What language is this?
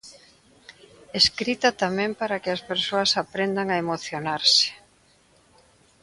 Galician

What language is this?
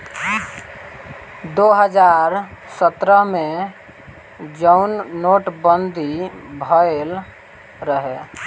Bhojpuri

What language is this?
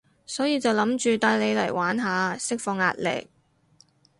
Cantonese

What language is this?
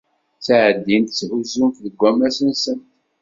Kabyle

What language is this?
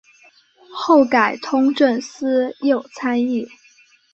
Chinese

